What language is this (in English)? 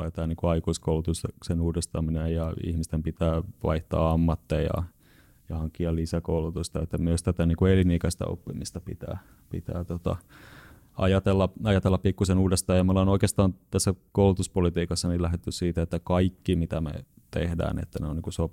Finnish